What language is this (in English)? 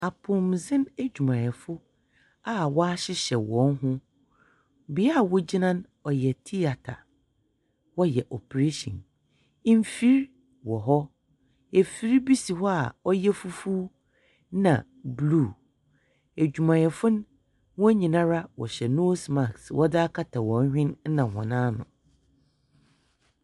Akan